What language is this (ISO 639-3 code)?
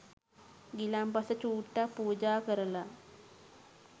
sin